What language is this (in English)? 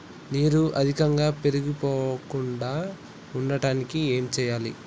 Telugu